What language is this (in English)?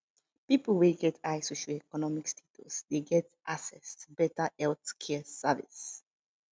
Nigerian Pidgin